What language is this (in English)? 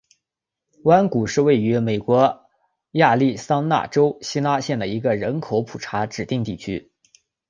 Chinese